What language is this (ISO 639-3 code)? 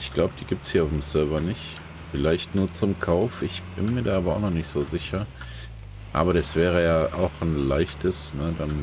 deu